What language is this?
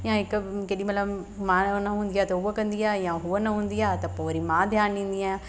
Sindhi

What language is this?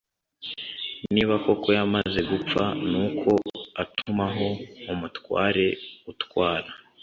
Kinyarwanda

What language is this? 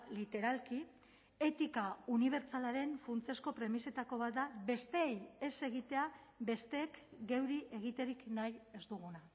Basque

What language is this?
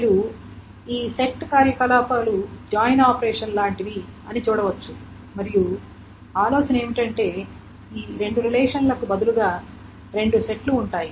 Telugu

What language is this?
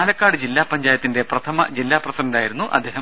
Malayalam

